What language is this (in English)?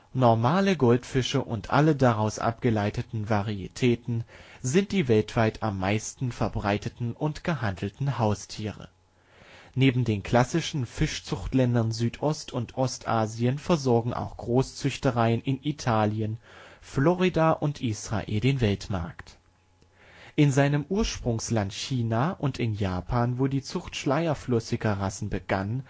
German